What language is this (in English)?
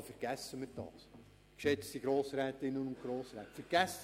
Swiss German